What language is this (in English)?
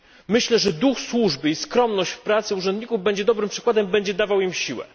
Polish